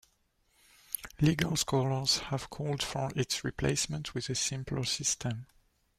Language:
English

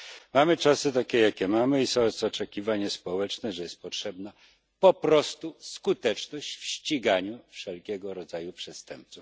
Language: Polish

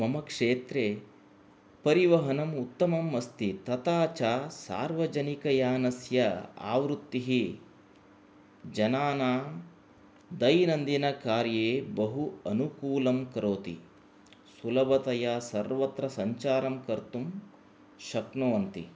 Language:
Sanskrit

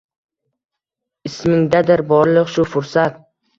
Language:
Uzbek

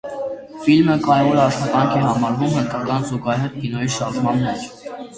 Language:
Armenian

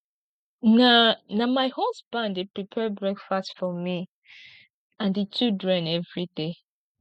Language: Nigerian Pidgin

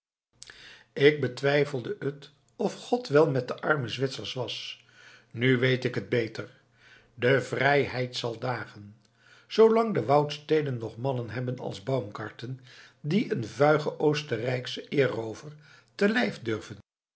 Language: Dutch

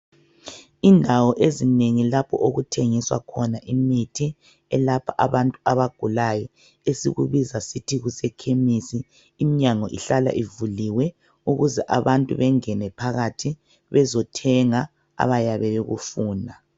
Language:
North Ndebele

